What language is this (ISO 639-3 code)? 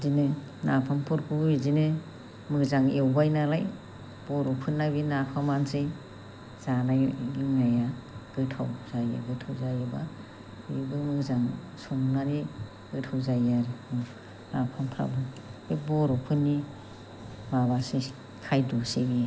brx